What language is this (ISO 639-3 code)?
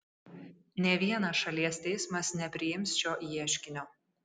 lit